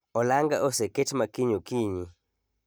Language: Luo (Kenya and Tanzania)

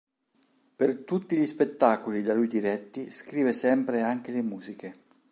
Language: Italian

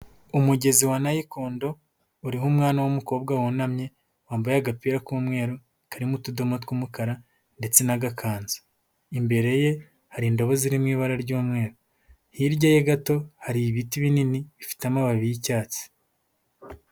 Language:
Kinyarwanda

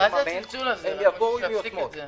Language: Hebrew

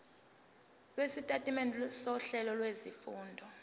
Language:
Zulu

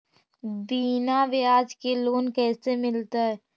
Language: Magahi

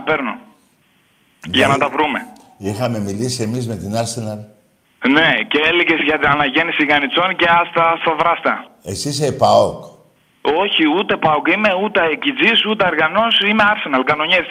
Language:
Greek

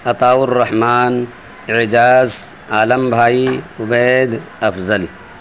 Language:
Urdu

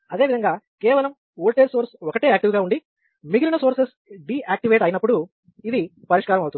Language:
Telugu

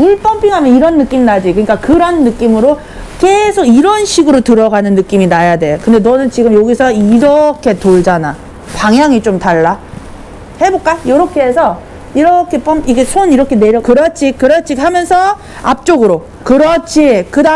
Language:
Korean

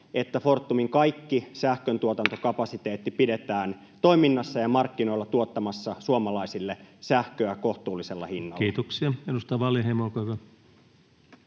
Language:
Finnish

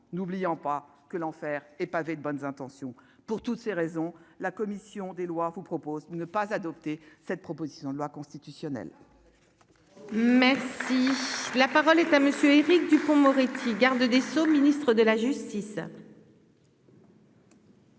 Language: French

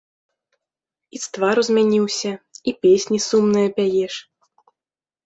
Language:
Belarusian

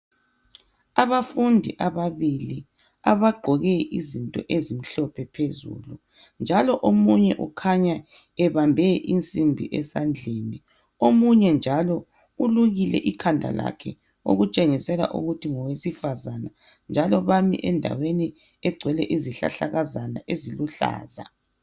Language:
North Ndebele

